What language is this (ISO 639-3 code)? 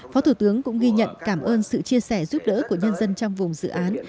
vie